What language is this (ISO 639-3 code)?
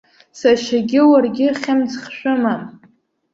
abk